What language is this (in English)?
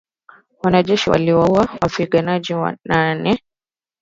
Swahili